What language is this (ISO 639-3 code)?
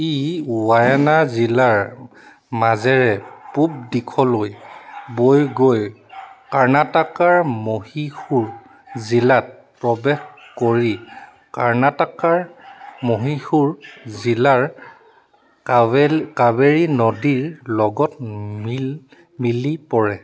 asm